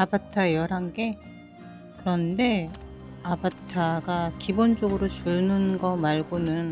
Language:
Korean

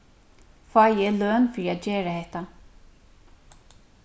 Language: Faroese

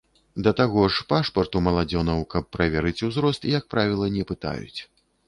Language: Belarusian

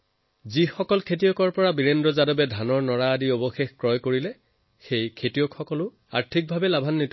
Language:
Assamese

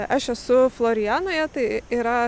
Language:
Lithuanian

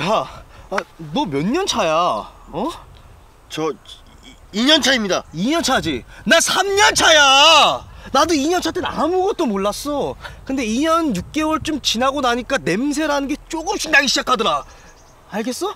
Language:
Korean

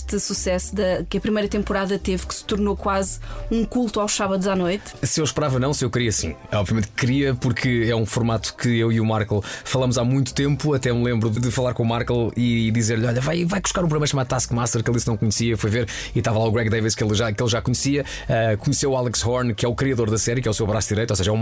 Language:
Portuguese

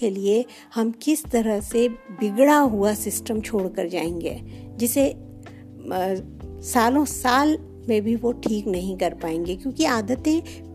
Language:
Hindi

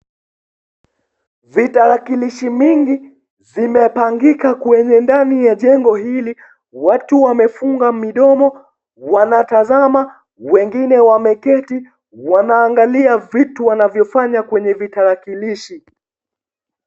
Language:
Swahili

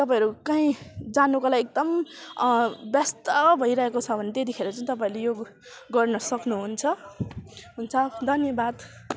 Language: Nepali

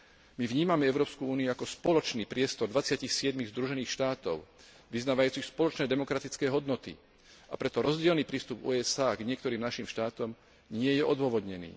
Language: Slovak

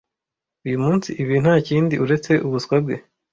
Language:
Kinyarwanda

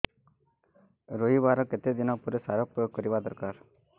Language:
Odia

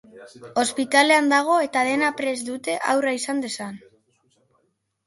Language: Basque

